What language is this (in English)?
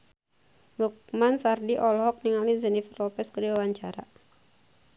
Sundanese